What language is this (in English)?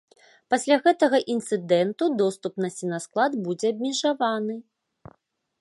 Belarusian